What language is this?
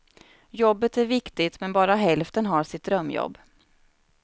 Swedish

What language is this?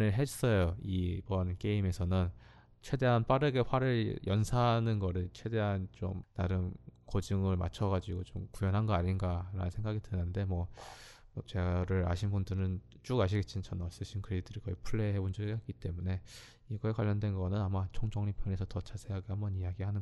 Korean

